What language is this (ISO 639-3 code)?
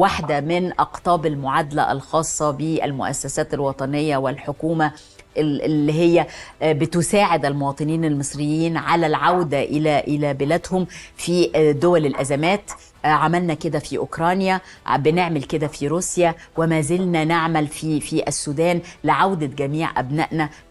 ara